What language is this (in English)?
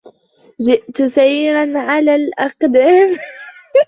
Arabic